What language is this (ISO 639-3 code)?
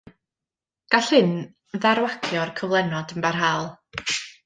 cym